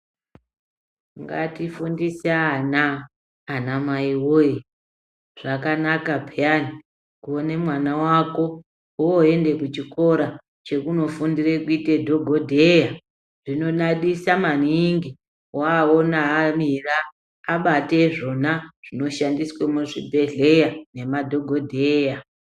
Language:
Ndau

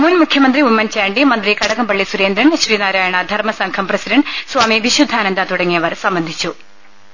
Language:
Malayalam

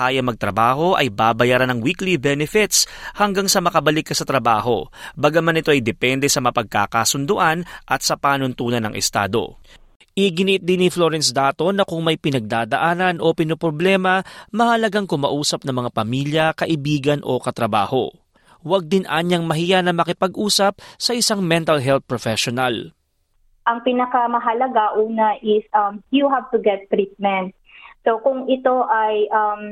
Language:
Filipino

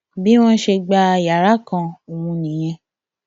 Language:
Yoruba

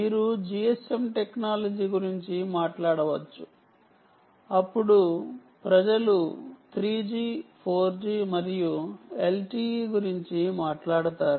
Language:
Telugu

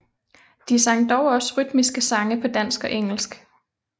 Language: Danish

